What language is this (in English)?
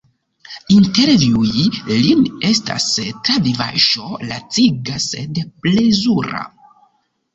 Esperanto